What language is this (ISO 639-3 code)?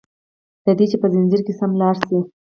pus